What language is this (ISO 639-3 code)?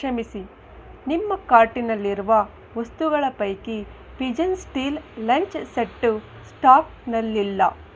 kan